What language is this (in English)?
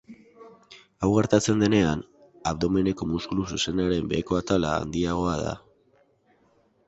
Basque